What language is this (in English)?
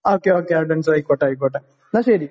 Malayalam